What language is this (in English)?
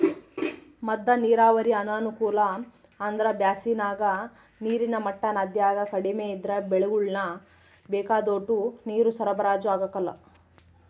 Kannada